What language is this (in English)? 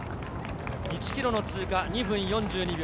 Japanese